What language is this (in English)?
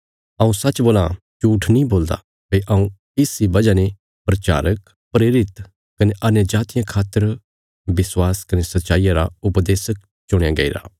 Bilaspuri